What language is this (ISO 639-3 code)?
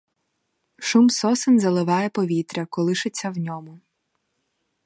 ukr